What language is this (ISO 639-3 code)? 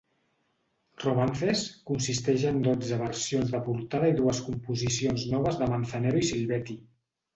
cat